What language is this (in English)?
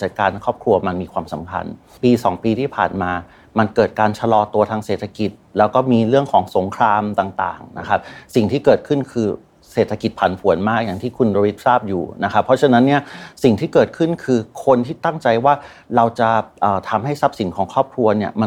Thai